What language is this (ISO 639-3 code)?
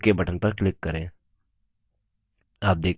hin